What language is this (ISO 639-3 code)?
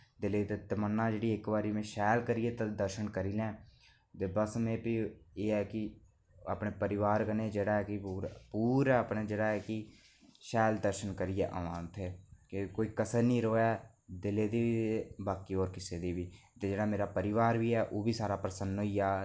doi